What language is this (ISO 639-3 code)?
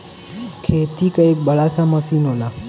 bho